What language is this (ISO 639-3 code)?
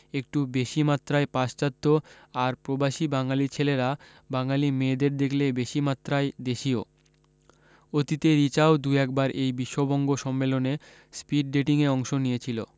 ben